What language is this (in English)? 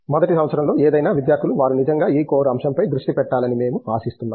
Telugu